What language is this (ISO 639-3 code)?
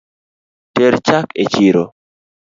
luo